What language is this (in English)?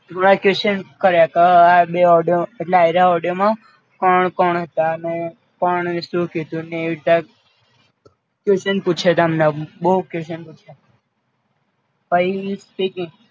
Gujarati